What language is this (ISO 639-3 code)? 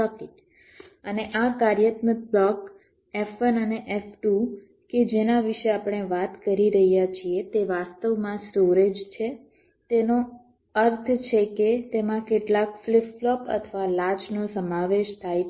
guj